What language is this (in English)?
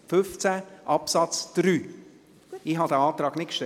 Swiss German